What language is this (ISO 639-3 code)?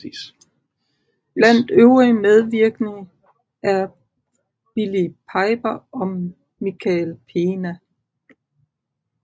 dan